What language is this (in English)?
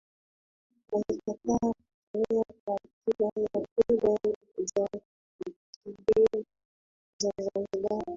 Swahili